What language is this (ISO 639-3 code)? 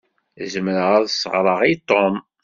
kab